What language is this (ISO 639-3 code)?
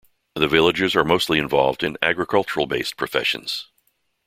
eng